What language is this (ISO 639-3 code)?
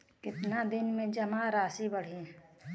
bho